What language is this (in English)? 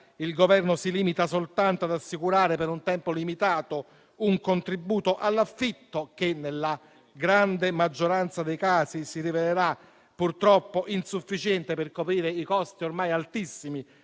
Italian